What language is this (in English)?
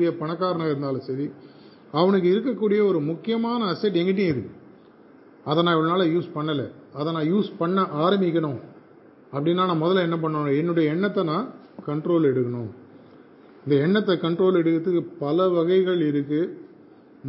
Tamil